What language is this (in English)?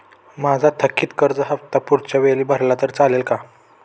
Marathi